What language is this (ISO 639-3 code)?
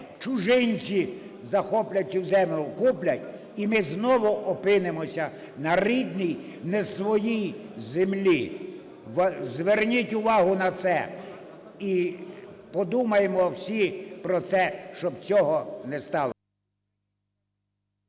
ukr